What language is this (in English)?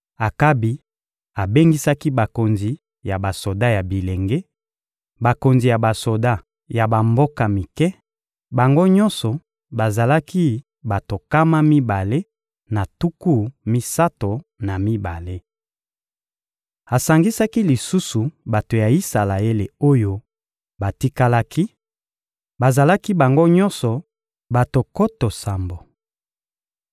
Lingala